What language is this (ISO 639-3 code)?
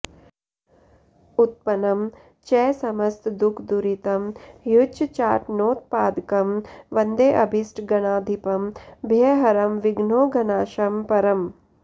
san